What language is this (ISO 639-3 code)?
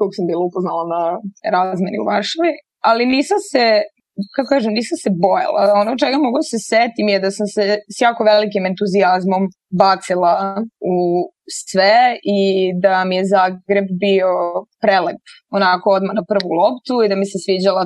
hrv